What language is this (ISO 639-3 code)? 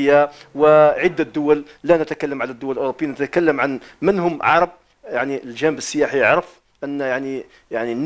ara